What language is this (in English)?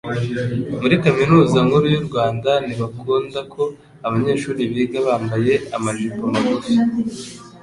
Kinyarwanda